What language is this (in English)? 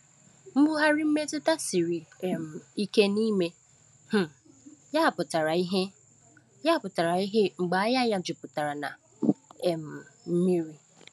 Igbo